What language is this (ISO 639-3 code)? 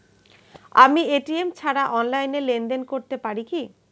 ben